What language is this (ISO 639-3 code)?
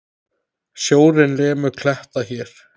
isl